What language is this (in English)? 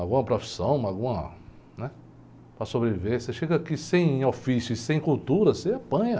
Portuguese